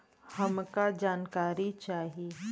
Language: Bhojpuri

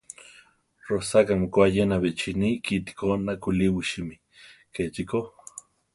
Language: Central Tarahumara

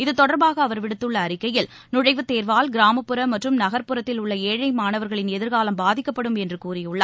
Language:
Tamil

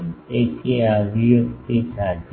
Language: Gujarati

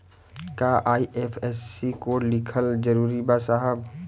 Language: Bhojpuri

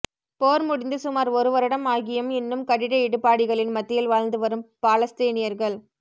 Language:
Tamil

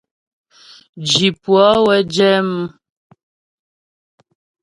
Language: Ghomala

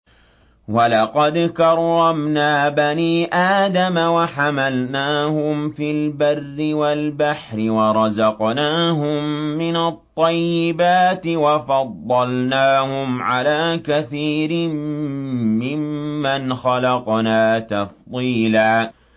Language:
Arabic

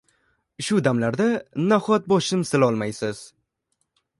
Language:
Uzbek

